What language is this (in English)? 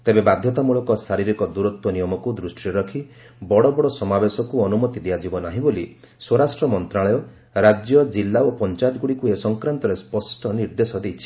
Odia